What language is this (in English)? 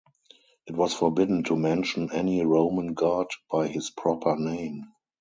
English